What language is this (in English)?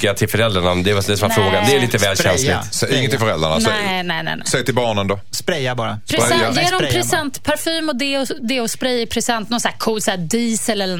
Swedish